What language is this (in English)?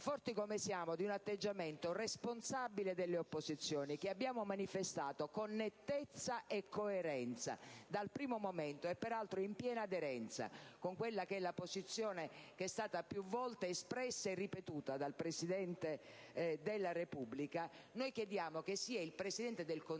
Italian